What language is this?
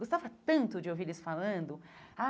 Portuguese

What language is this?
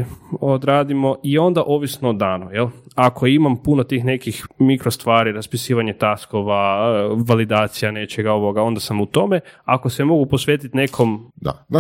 Croatian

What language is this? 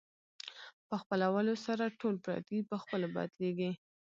Pashto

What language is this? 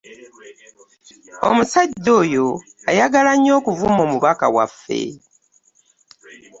Ganda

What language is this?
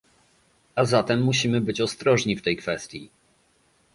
Polish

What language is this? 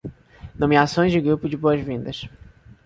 Portuguese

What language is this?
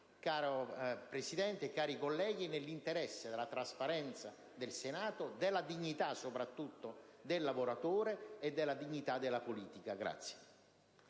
Italian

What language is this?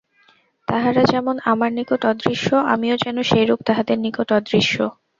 Bangla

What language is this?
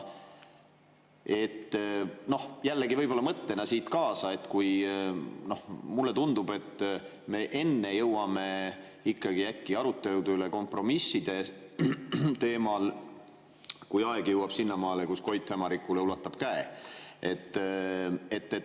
Estonian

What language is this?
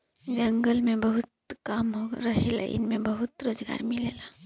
Bhojpuri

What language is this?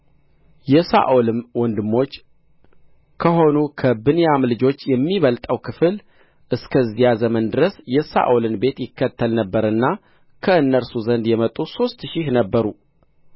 Amharic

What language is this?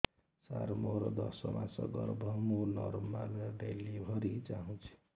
Odia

